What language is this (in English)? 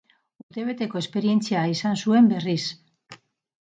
Basque